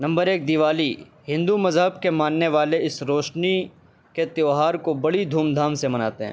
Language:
Urdu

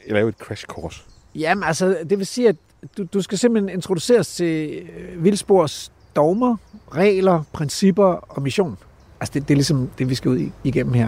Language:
Danish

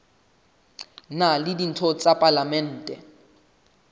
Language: Southern Sotho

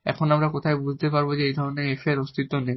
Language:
Bangla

